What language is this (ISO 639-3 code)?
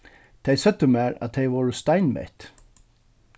fao